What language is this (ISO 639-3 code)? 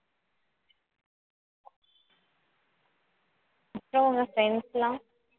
tam